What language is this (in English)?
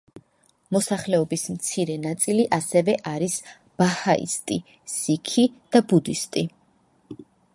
Georgian